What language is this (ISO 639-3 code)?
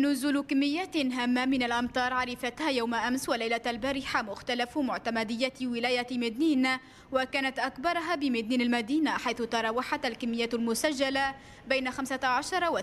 ara